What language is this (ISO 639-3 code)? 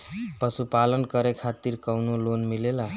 bho